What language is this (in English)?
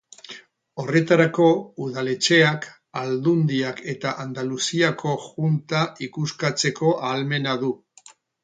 Basque